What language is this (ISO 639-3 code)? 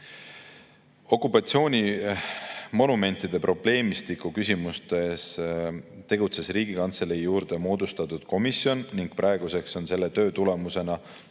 est